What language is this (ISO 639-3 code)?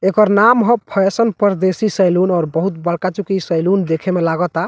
bho